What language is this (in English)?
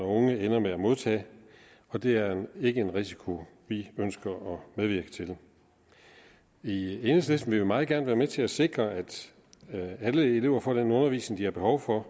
Danish